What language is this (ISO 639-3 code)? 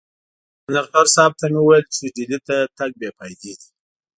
pus